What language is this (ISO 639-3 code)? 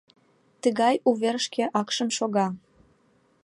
chm